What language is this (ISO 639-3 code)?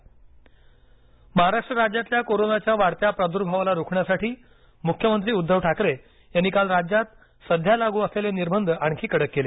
mar